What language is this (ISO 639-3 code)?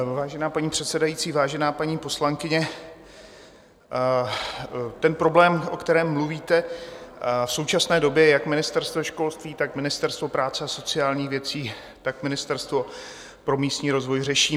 ces